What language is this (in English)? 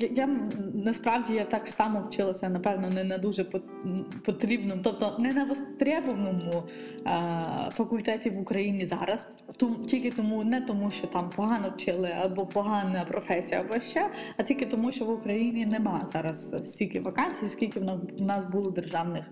Ukrainian